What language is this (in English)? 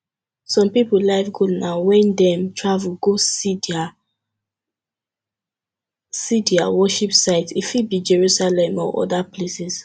Nigerian Pidgin